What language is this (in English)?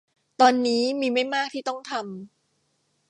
Thai